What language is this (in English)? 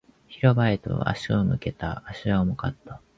Japanese